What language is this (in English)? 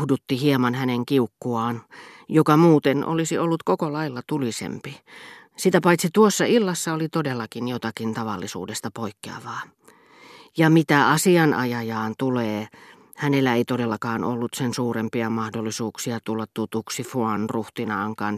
Finnish